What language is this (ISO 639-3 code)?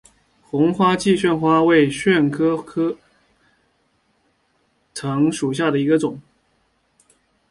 zho